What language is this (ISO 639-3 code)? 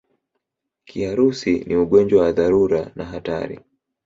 swa